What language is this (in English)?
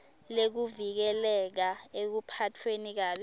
Swati